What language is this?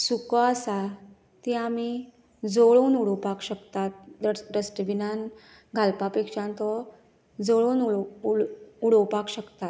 Konkani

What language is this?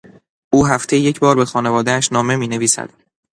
Persian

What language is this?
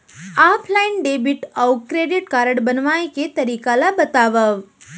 Chhattisgarhi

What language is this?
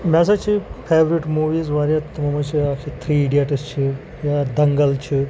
Kashmiri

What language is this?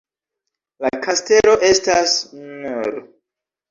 Esperanto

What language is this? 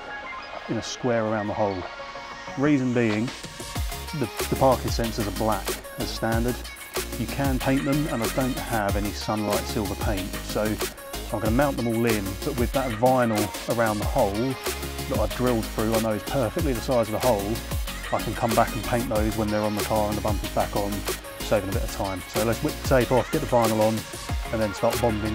English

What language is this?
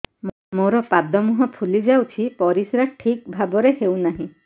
Odia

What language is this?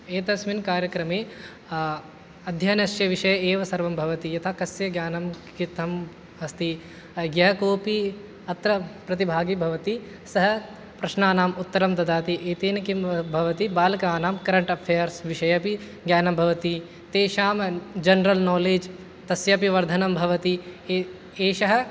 Sanskrit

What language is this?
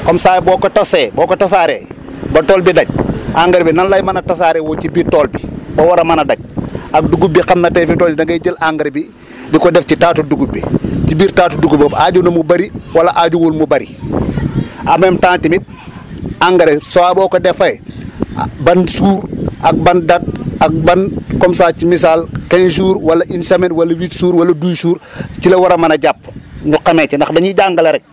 Wolof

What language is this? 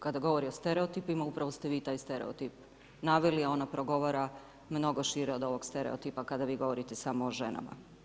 Croatian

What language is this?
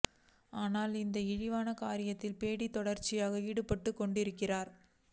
Tamil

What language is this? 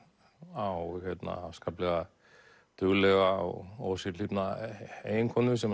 Icelandic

